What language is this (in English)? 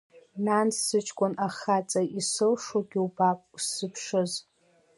Abkhazian